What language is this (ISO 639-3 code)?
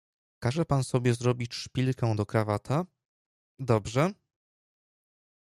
pol